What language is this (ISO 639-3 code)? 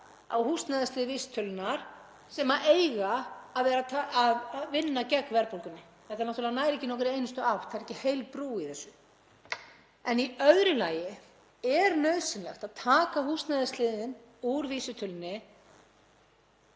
isl